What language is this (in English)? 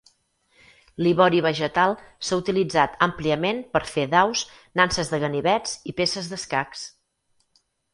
Catalan